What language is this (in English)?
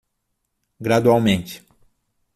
Portuguese